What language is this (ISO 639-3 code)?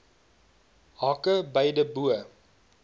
afr